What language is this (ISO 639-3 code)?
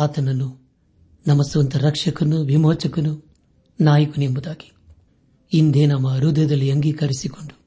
kan